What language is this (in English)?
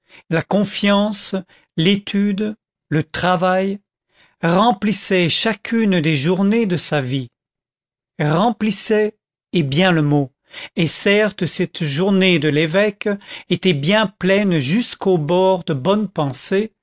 French